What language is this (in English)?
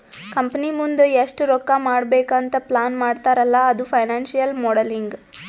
Kannada